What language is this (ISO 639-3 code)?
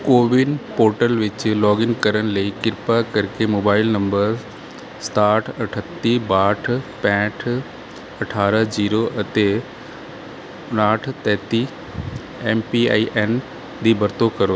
pan